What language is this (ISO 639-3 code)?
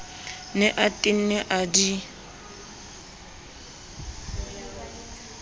sot